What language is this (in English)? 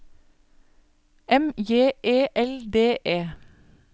Norwegian